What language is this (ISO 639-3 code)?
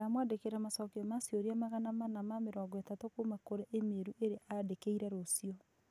kik